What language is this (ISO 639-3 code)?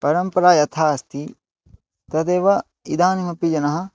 san